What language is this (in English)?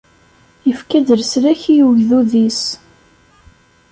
Kabyle